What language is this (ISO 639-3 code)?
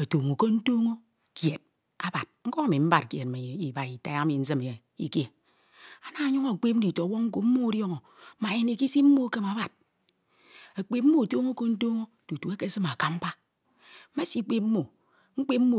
itw